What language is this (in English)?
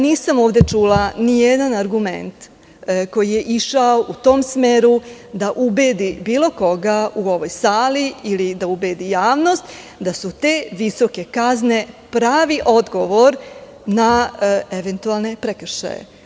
Serbian